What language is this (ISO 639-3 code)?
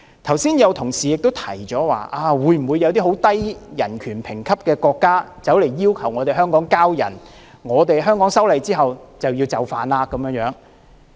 yue